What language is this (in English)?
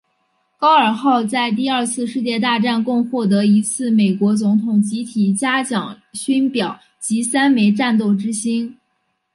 Chinese